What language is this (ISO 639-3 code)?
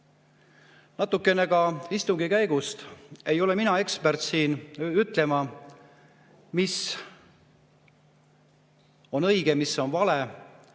est